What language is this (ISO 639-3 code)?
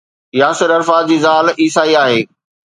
snd